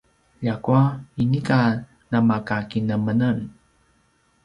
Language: Paiwan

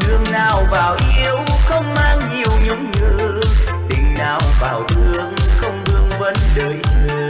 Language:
Vietnamese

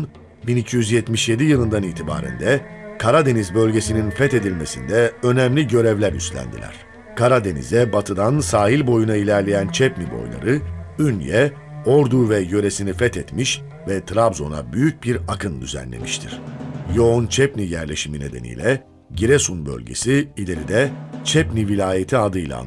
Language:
Turkish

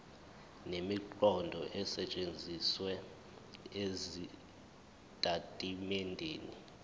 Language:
Zulu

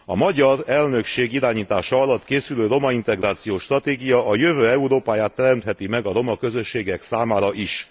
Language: Hungarian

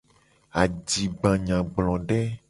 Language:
Gen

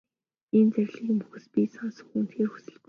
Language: Mongolian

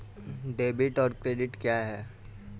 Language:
Hindi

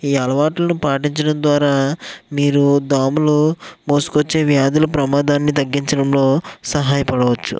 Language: Telugu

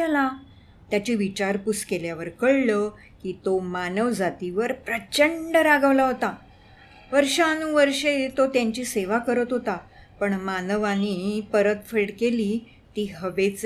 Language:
Marathi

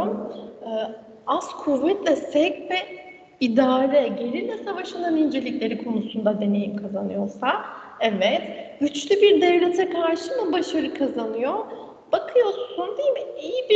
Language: Turkish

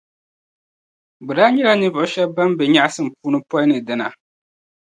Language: Dagbani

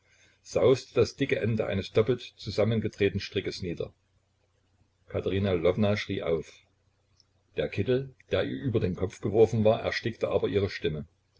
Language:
German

